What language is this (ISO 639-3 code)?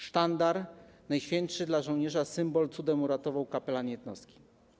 pol